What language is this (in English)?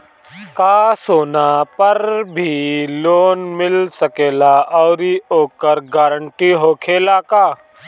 Bhojpuri